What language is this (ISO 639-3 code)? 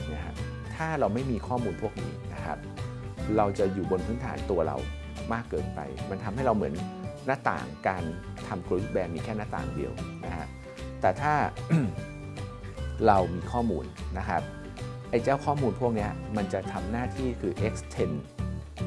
tha